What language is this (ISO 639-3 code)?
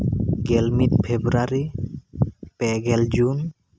sat